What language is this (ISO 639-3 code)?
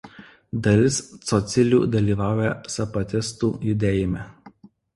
lit